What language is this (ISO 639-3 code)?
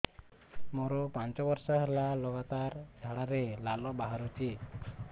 ori